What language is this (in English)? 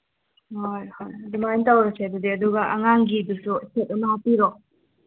Manipuri